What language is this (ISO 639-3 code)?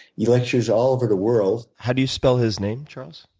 eng